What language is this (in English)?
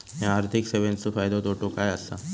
Marathi